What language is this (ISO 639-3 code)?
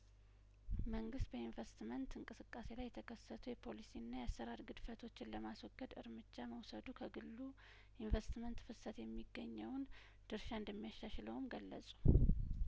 amh